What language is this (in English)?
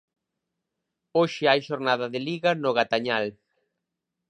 Galician